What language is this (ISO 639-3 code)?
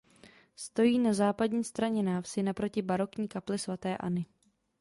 ces